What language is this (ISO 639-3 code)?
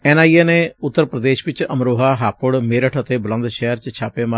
pan